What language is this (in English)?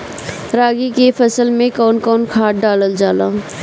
Bhojpuri